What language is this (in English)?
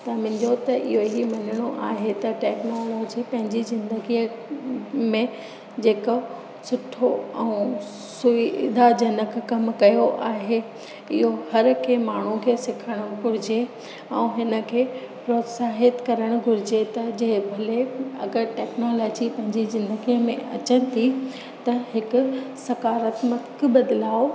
Sindhi